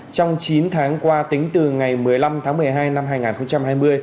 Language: Vietnamese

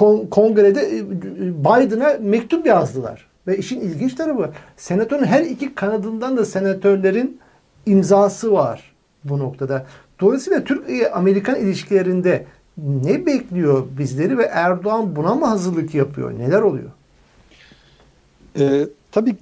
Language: Turkish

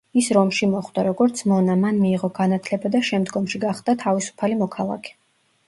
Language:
Georgian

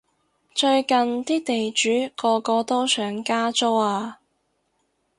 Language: Cantonese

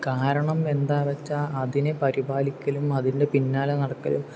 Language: Malayalam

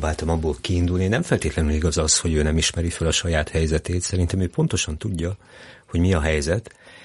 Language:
Hungarian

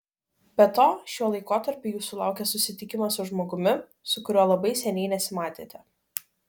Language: Lithuanian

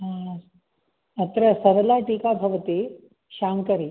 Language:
Sanskrit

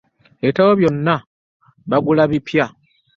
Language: Ganda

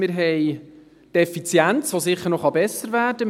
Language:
Swiss German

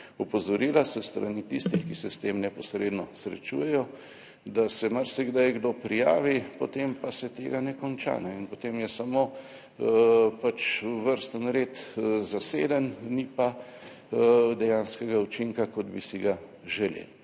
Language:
Slovenian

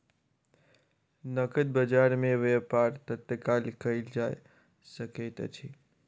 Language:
Maithili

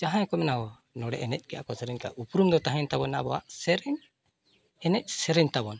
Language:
Santali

